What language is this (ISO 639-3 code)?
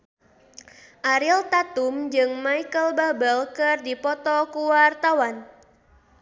sun